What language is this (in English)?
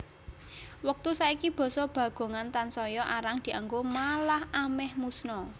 Javanese